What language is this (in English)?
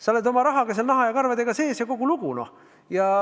Estonian